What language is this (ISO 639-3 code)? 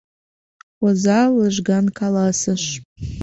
chm